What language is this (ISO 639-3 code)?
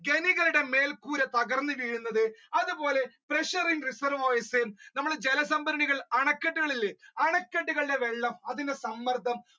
mal